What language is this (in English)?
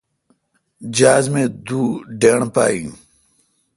Kalkoti